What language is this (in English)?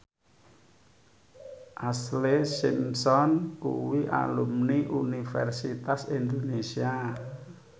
Javanese